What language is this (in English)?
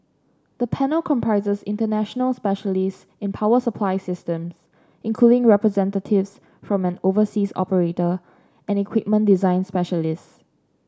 English